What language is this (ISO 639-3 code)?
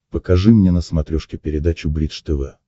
rus